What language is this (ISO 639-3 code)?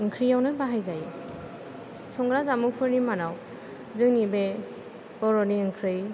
brx